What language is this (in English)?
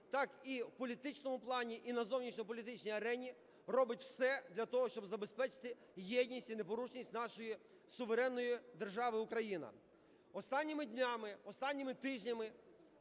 Ukrainian